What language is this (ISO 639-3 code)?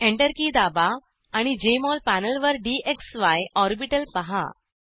mar